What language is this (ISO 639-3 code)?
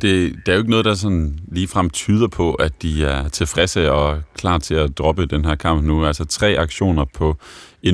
dan